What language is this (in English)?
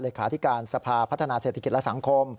Thai